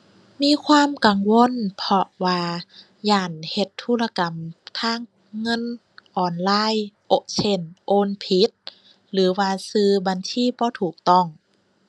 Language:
Thai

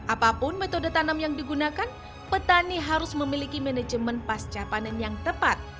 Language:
Indonesian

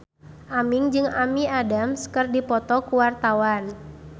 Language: Sundanese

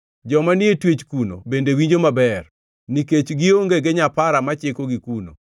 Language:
Luo (Kenya and Tanzania)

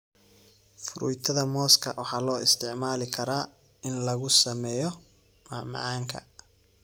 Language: Somali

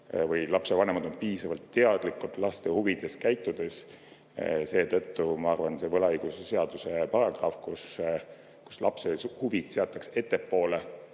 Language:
Estonian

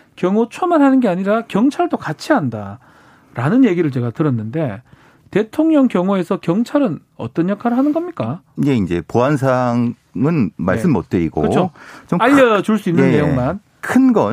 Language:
Korean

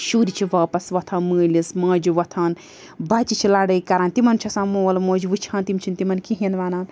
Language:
Kashmiri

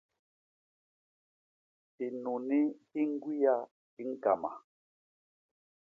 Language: Basaa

